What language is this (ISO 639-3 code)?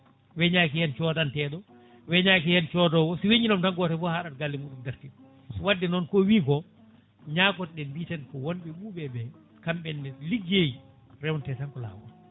ful